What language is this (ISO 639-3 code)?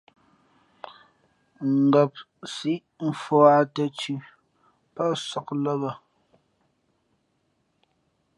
fmp